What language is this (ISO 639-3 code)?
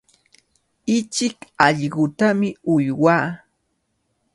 qvl